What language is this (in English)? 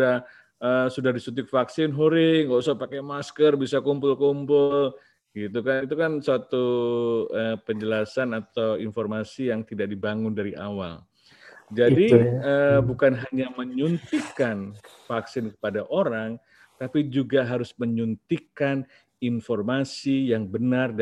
Indonesian